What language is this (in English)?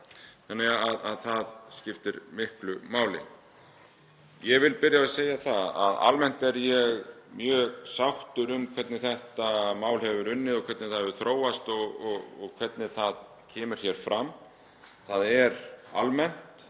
Icelandic